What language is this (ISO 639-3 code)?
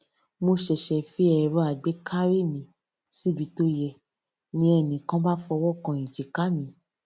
yor